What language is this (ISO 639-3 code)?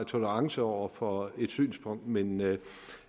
dan